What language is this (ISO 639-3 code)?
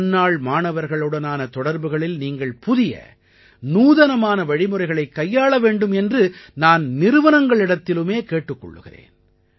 tam